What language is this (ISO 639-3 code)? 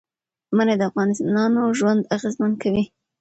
pus